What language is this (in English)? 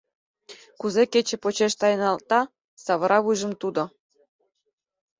Mari